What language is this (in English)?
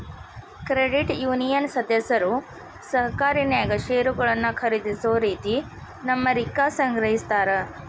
Kannada